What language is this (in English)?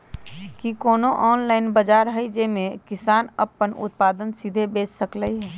Magahi